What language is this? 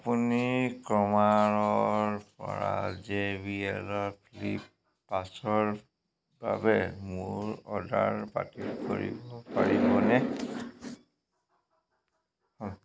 Assamese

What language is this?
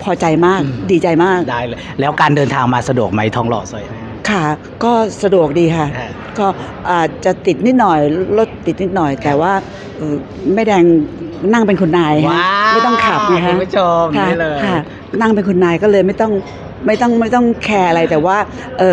Thai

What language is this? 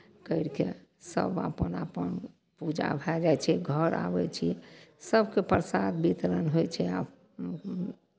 Maithili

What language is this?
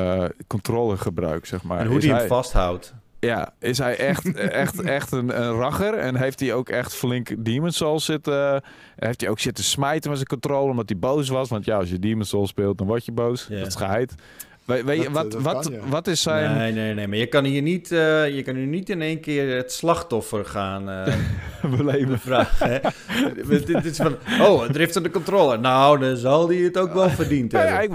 Dutch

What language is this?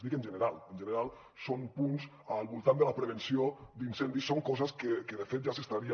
Catalan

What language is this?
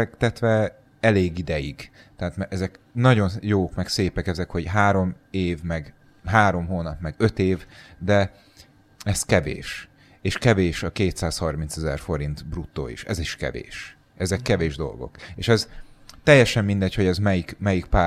Hungarian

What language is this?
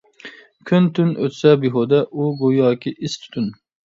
Uyghur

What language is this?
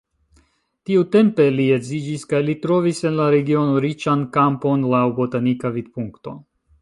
Esperanto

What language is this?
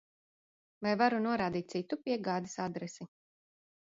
Latvian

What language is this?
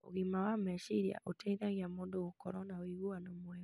Kikuyu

